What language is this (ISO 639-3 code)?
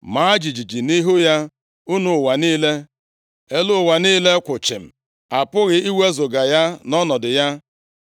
ibo